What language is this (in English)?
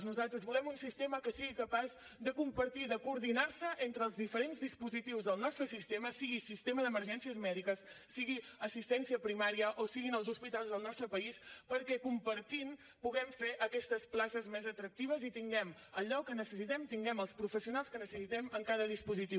Catalan